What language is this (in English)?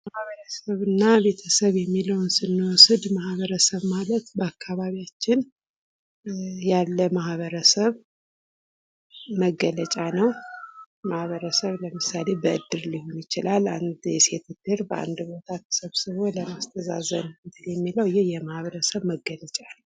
Amharic